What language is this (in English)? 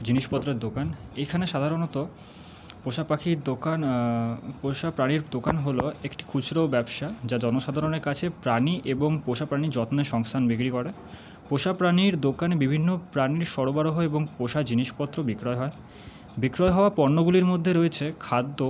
Bangla